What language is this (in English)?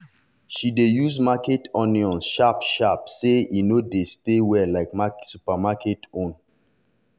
Nigerian Pidgin